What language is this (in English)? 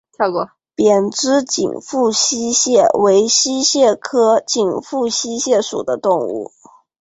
Chinese